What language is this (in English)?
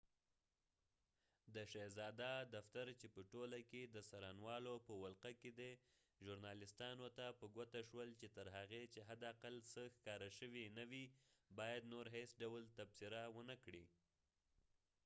Pashto